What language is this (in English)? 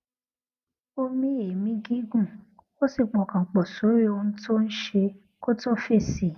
Yoruba